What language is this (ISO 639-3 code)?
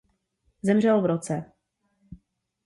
ces